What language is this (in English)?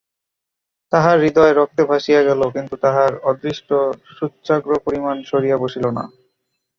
Bangla